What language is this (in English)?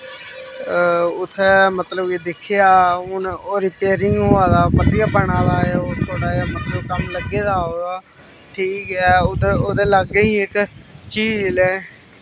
Dogri